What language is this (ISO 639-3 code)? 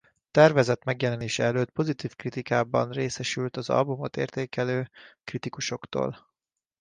hun